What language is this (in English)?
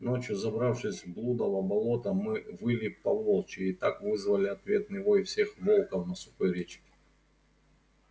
Russian